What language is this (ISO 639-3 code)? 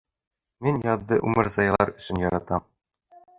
bak